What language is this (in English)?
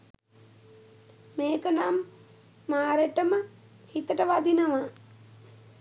Sinhala